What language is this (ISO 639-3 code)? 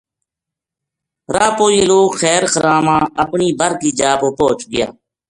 gju